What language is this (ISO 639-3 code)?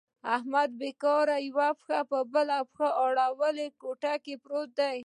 pus